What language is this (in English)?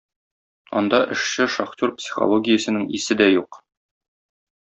Tatar